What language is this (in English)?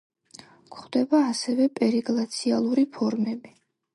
Georgian